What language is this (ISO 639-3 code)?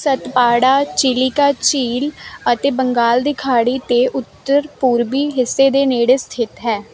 pan